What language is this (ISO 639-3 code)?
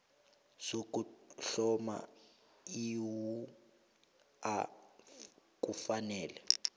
nbl